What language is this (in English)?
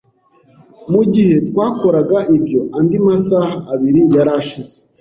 Kinyarwanda